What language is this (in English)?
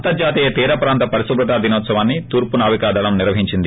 Telugu